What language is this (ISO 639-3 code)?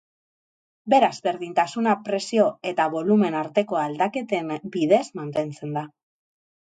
eus